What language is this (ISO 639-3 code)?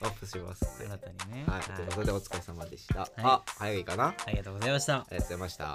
jpn